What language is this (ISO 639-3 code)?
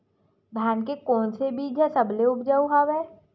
hne